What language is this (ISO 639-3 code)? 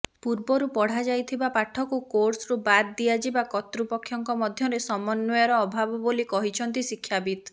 ori